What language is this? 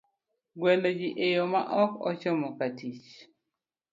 Luo (Kenya and Tanzania)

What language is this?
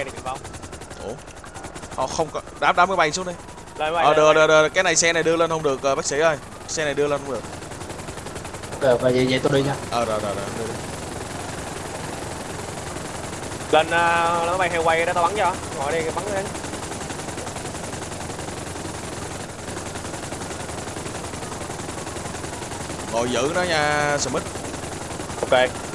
Vietnamese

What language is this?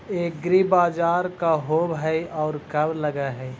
Magahi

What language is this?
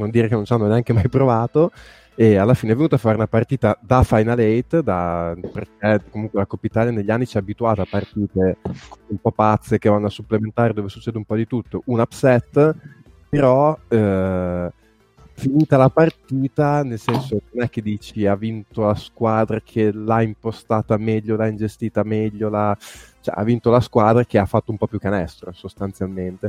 Italian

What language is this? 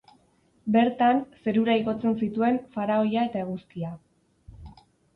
Basque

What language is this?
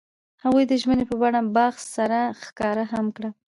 Pashto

